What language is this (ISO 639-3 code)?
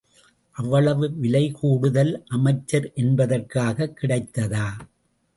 tam